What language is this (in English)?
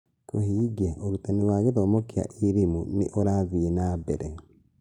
Kikuyu